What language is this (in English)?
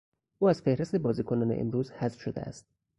Persian